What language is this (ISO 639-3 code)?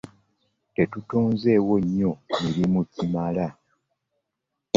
lug